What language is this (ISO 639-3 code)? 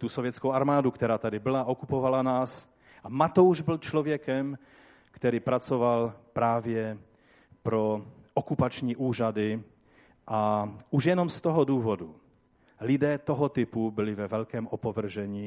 ces